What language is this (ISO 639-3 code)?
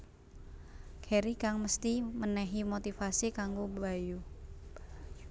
jav